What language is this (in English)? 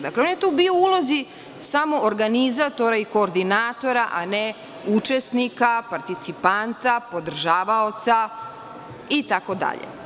Serbian